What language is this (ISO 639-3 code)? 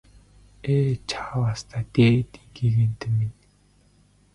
mon